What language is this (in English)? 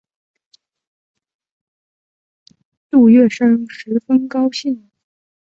Chinese